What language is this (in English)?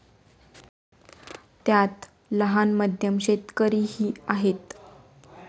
Marathi